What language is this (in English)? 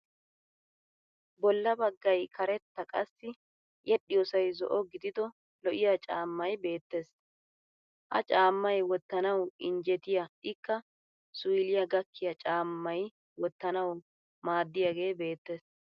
Wolaytta